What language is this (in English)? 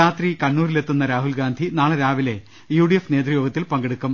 Malayalam